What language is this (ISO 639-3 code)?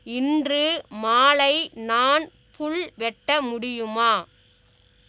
tam